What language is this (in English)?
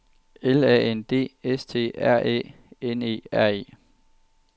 Danish